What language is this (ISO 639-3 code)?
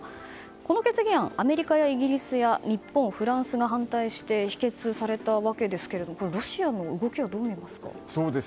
jpn